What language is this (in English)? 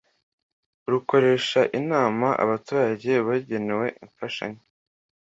Kinyarwanda